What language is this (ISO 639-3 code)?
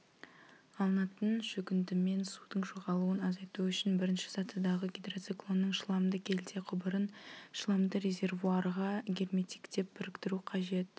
kaz